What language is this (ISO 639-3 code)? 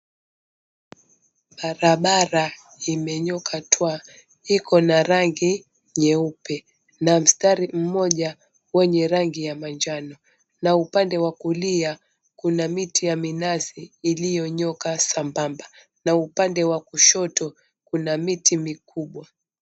swa